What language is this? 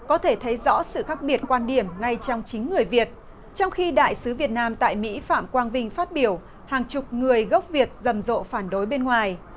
Vietnamese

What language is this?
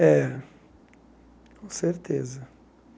Portuguese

